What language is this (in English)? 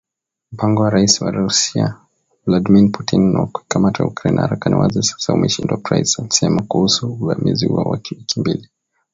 Swahili